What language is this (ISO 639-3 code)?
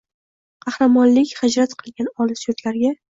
uzb